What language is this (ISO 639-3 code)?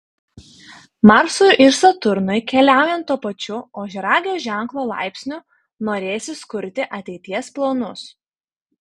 lit